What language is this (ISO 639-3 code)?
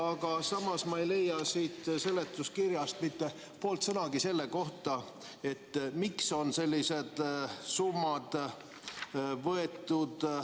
est